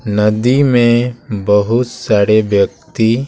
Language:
Hindi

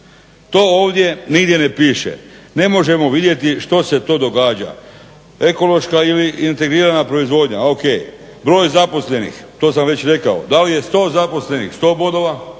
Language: Croatian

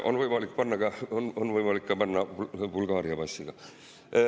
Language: Estonian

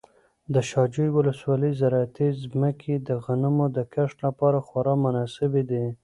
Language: Pashto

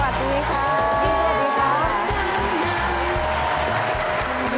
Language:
Thai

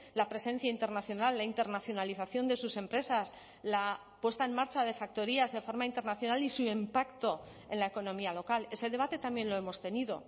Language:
Spanish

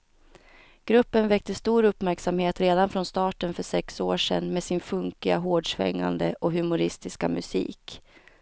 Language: Swedish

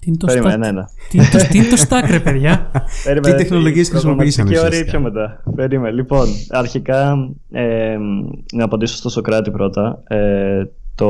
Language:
Greek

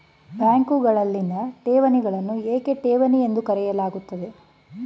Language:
Kannada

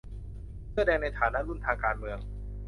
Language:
Thai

